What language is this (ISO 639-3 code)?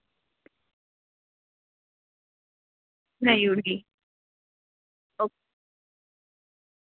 doi